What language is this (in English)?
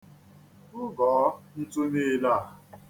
Igbo